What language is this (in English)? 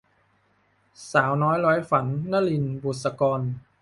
Thai